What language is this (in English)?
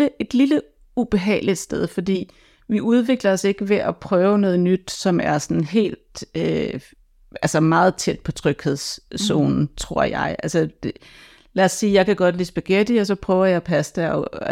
Danish